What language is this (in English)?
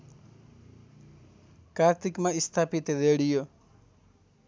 Nepali